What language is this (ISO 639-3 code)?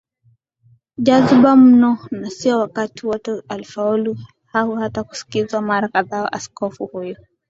swa